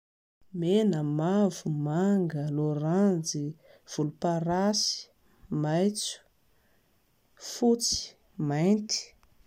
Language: Malagasy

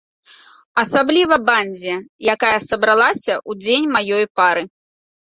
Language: Belarusian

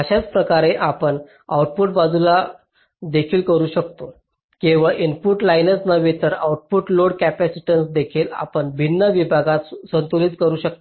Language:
Marathi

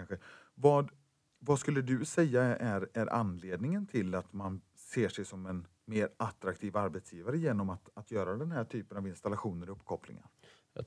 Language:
Swedish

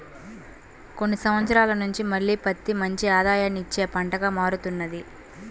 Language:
Telugu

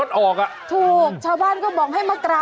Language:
Thai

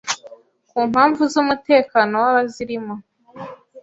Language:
Kinyarwanda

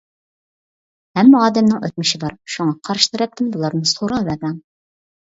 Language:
Uyghur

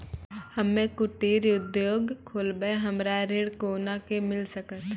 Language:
Maithili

